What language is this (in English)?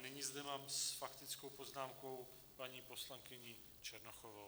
Czech